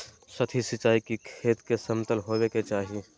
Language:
Magahi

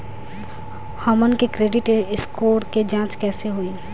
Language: Bhojpuri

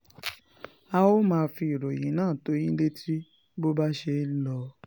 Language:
Yoruba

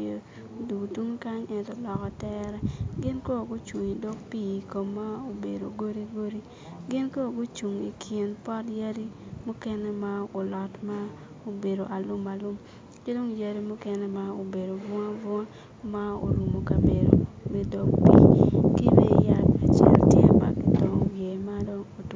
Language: Acoli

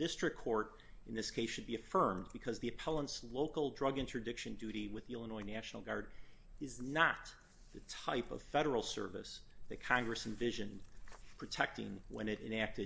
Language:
English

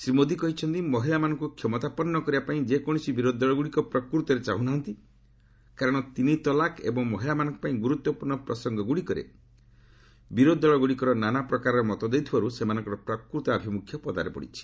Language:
Odia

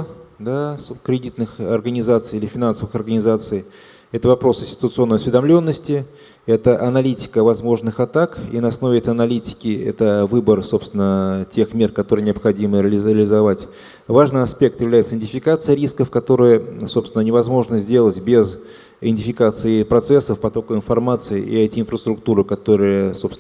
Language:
Russian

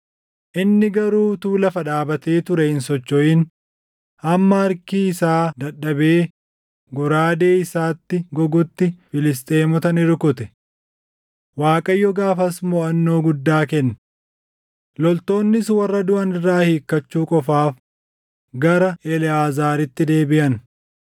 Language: Oromo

